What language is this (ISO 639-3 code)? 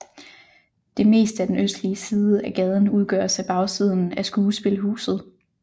dan